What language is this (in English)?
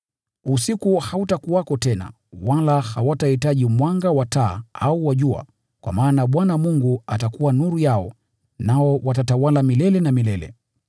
Swahili